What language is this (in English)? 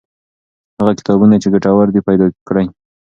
Pashto